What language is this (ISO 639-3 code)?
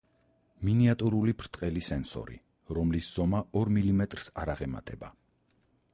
kat